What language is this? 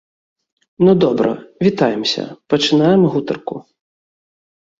Belarusian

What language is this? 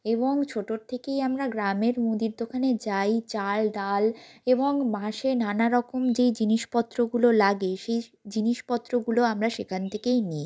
Bangla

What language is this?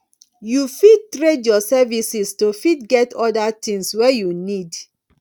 Nigerian Pidgin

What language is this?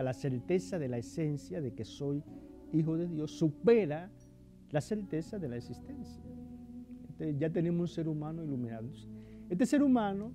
Spanish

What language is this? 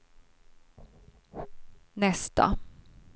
Swedish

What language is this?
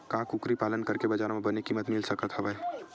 Chhattisgarhi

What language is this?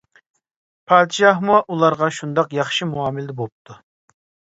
Uyghur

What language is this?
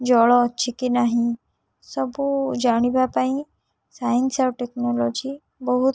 Odia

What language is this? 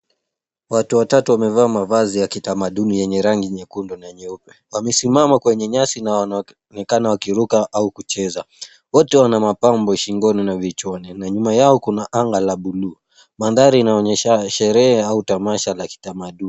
Swahili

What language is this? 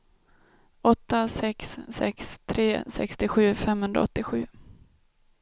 Swedish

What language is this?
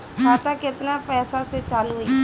Bhojpuri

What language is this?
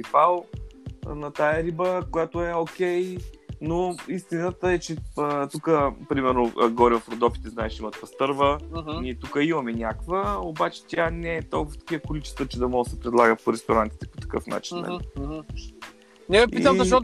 Bulgarian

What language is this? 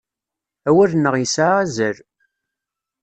Kabyle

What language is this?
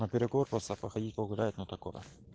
Russian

